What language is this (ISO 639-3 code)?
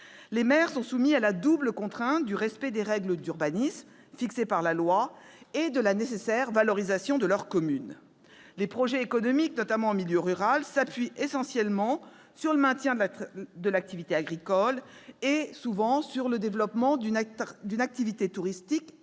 fra